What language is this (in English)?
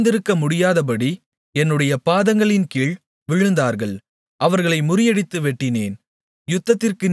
Tamil